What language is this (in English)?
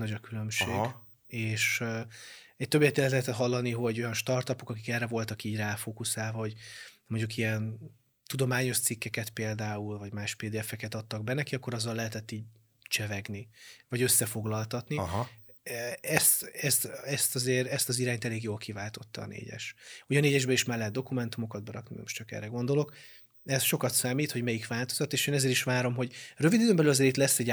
Hungarian